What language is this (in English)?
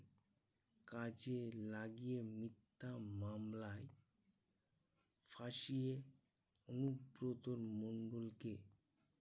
Bangla